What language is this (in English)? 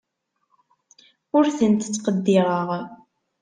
Kabyle